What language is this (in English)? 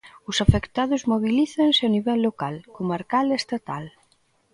Galician